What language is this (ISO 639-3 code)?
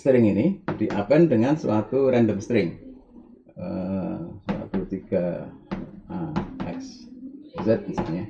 ind